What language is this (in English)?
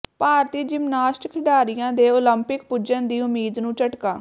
Punjabi